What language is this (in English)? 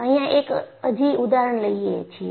Gujarati